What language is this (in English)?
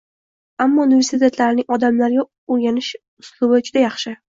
Uzbek